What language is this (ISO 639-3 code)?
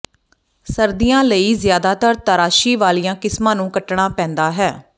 pan